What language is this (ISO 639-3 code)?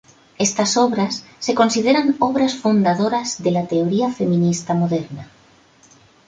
spa